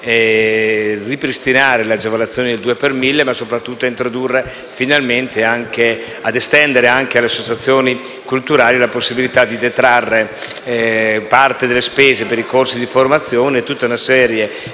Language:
Italian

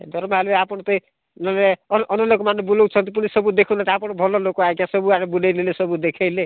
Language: Odia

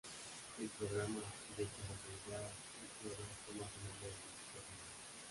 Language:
Spanish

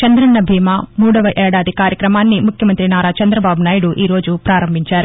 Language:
Telugu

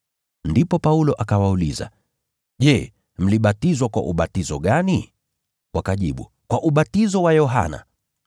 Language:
Swahili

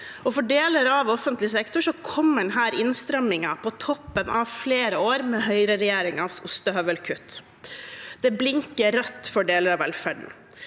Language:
Norwegian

